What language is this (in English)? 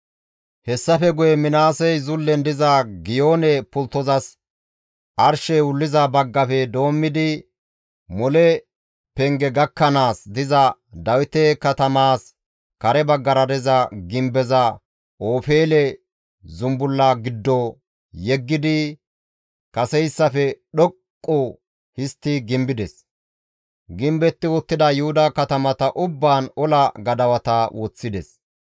Gamo